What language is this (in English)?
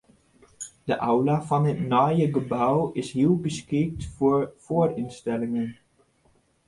Western Frisian